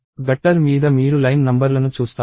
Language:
Telugu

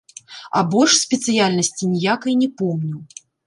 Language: Belarusian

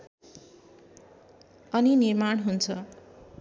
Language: Nepali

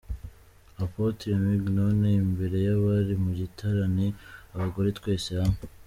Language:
Kinyarwanda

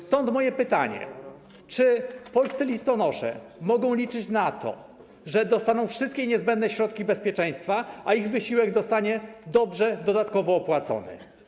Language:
Polish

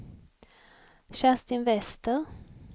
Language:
Swedish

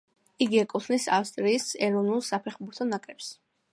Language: Georgian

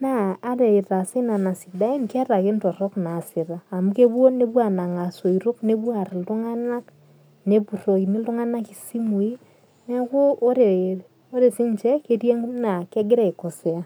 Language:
Masai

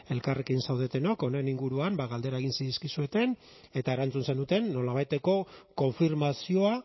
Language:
Basque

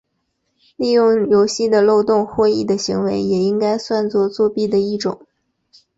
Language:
Chinese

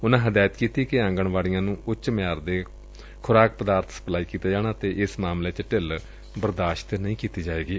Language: Punjabi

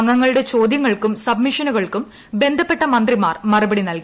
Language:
Malayalam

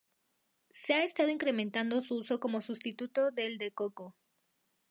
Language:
Spanish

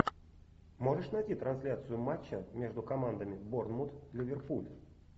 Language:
Russian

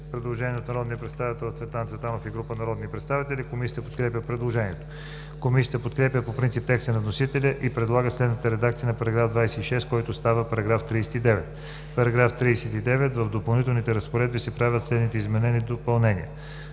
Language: Bulgarian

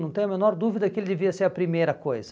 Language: Portuguese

